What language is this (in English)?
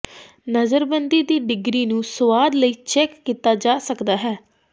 Punjabi